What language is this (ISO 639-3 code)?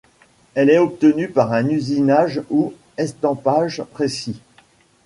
fra